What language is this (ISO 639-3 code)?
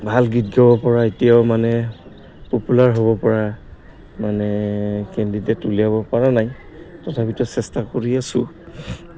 asm